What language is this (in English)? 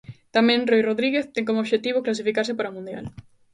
Galician